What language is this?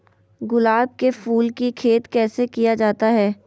Magahi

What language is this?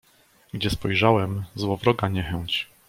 Polish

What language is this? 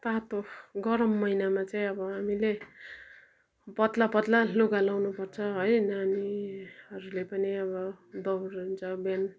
Nepali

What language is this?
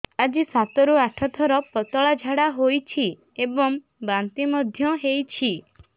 Odia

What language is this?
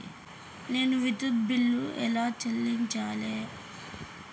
Telugu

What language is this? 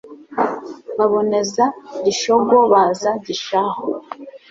Kinyarwanda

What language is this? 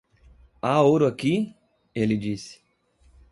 Portuguese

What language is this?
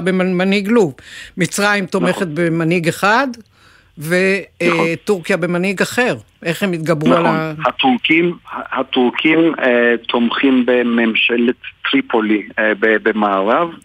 Hebrew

